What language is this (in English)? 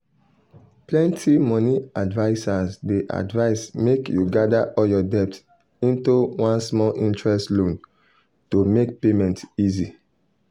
Nigerian Pidgin